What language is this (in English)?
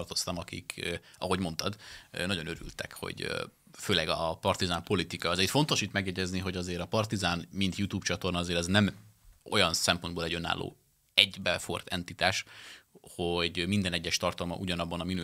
Hungarian